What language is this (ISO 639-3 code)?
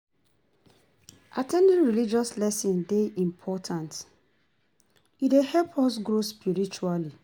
pcm